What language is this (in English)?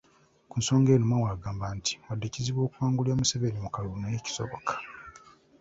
Ganda